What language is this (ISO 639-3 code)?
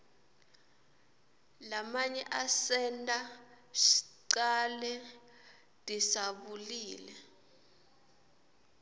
ssw